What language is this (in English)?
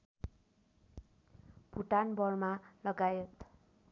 Nepali